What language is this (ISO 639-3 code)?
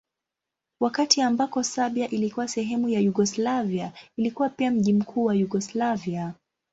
swa